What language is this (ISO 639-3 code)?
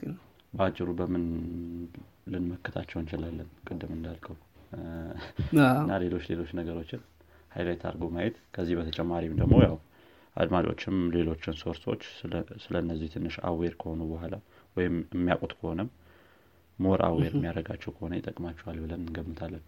amh